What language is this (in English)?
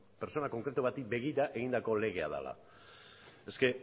Basque